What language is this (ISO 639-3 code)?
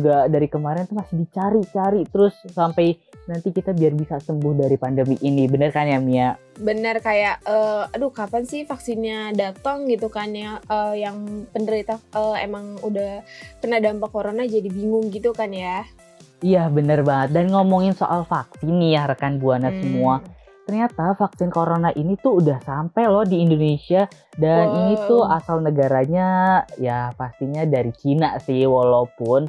ind